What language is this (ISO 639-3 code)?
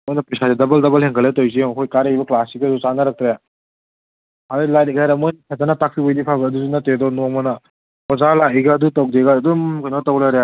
mni